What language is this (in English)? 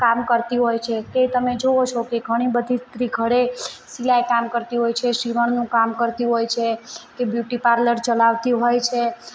Gujarati